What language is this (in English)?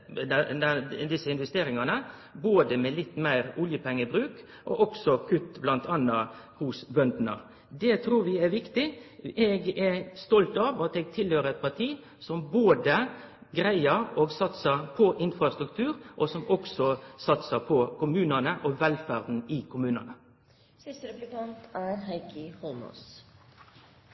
Norwegian